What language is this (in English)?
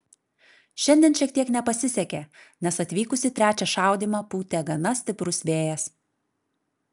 Lithuanian